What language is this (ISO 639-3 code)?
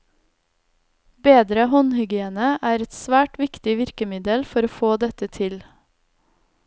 nor